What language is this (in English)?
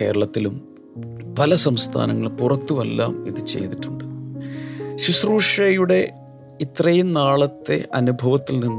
Malayalam